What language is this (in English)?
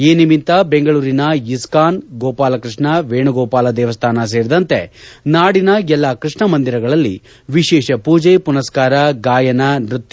Kannada